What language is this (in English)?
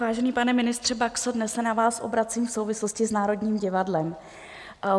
Czech